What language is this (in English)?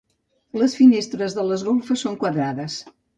Catalan